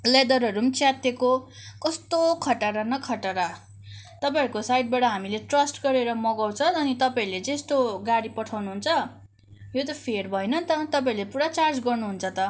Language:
Nepali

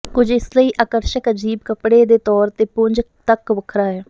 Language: Punjabi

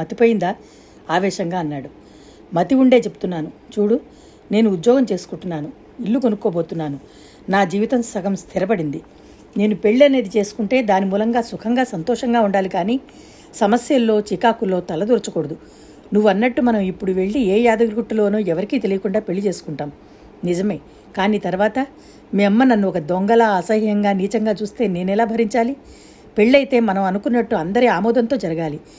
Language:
Telugu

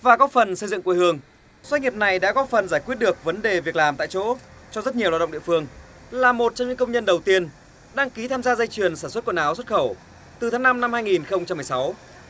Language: Vietnamese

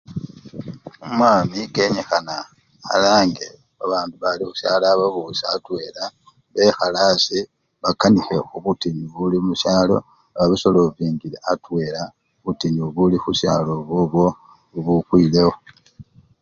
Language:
Luyia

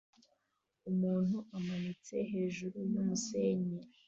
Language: Kinyarwanda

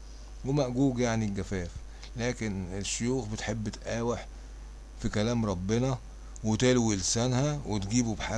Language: Arabic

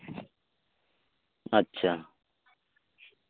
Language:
Santali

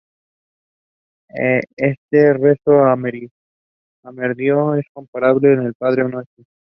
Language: Spanish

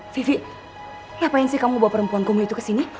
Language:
Indonesian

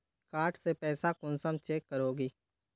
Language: Magahi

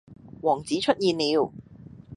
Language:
Cantonese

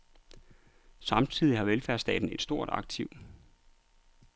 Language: Danish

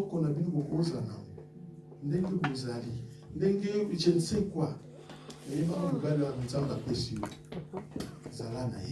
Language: French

